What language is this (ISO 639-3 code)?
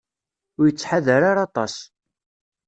kab